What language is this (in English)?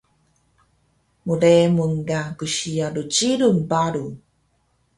Taroko